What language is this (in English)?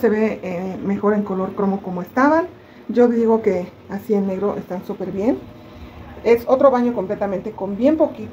Spanish